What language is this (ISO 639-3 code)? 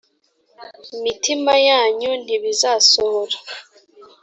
kin